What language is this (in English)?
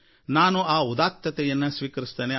Kannada